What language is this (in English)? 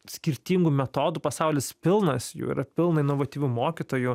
Lithuanian